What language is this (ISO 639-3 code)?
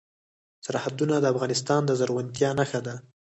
pus